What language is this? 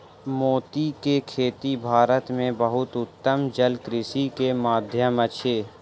Maithili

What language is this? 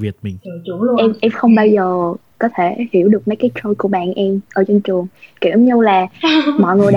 Vietnamese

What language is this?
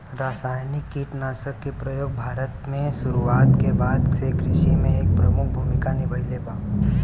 Bhojpuri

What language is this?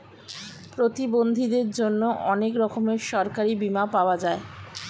Bangla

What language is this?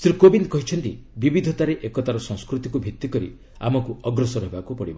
Odia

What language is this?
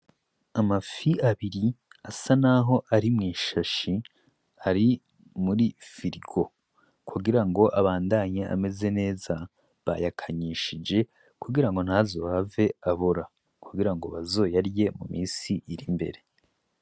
Rundi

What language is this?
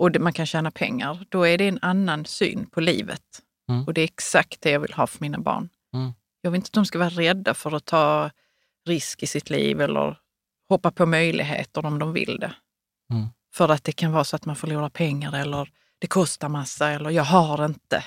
Swedish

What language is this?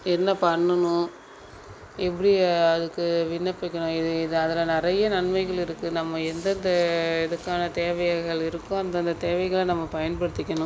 Tamil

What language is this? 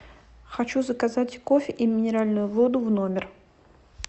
Russian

